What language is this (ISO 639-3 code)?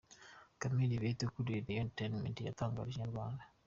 kin